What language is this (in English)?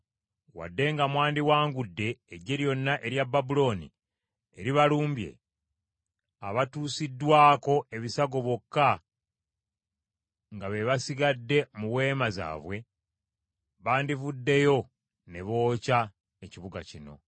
Ganda